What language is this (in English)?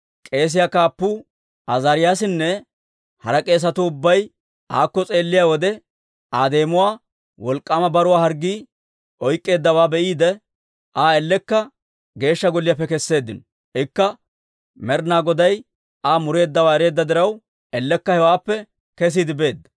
Dawro